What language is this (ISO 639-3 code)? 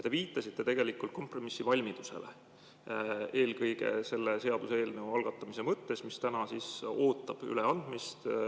est